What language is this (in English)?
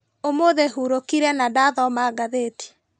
Kikuyu